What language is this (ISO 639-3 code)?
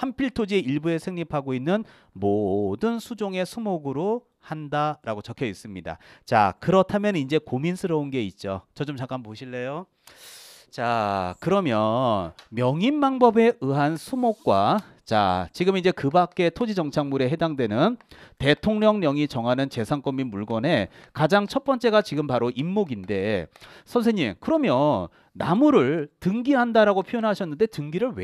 kor